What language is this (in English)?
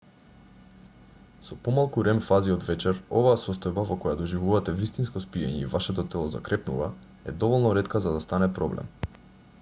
Macedonian